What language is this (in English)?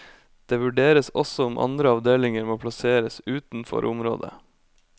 Norwegian